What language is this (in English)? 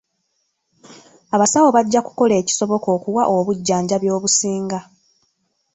Ganda